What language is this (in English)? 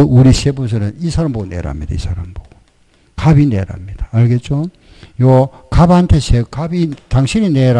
Korean